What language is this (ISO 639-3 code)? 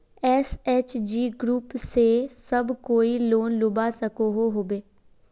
mag